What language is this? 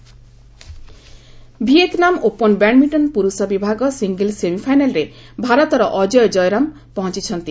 Odia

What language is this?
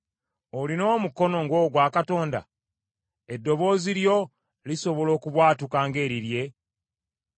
Ganda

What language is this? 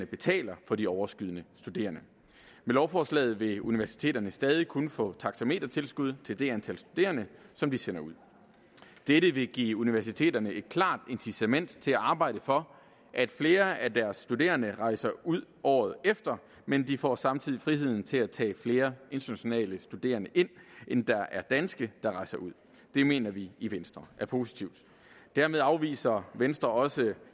Danish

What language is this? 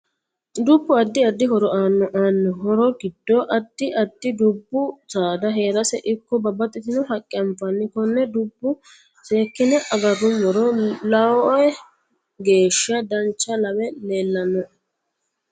Sidamo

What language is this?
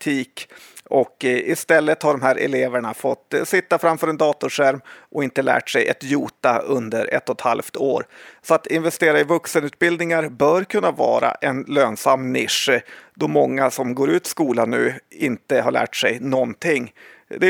Swedish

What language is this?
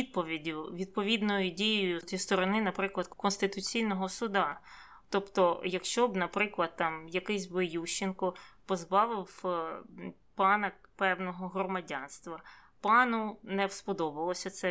Ukrainian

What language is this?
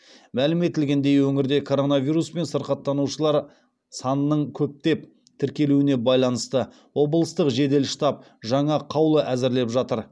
Kazakh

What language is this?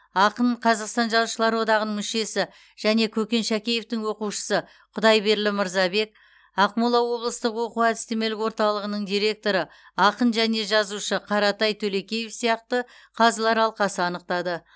Kazakh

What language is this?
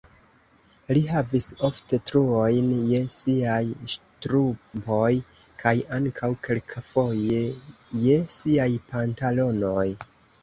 Esperanto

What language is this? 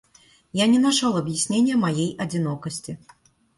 Russian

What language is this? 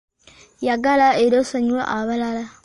Ganda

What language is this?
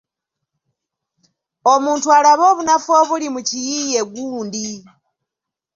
Ganda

